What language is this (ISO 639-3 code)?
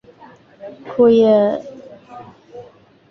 zho